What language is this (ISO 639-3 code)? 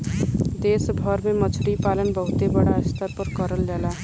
bho